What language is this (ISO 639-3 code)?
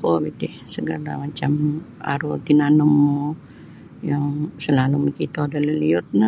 bsy